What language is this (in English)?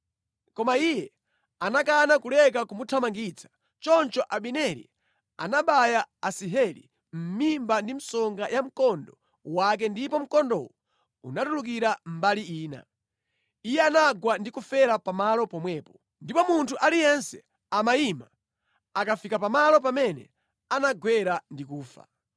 Nyanja